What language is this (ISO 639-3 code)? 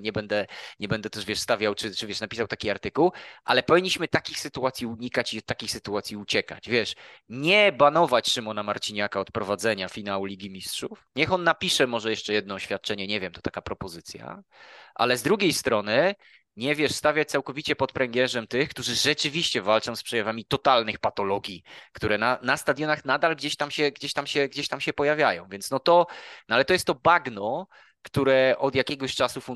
pol